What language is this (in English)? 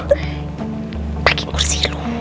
Indonesian